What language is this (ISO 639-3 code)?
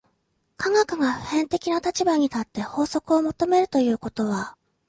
jpn